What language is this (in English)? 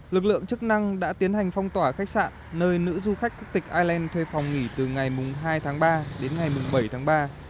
Vietnamese